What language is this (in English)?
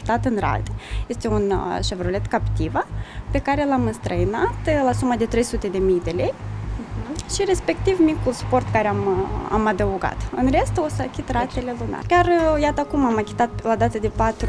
Romanian